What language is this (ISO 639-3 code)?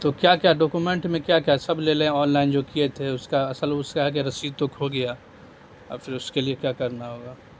urd